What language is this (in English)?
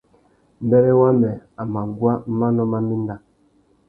Tuki